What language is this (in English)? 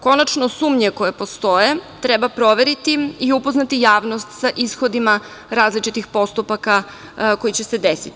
Serbian